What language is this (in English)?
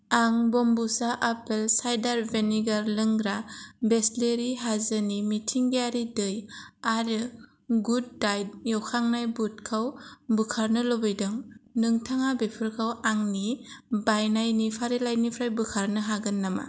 Bodo